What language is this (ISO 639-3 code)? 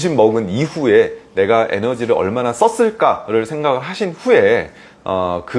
kor